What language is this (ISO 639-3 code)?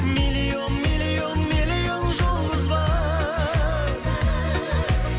kaz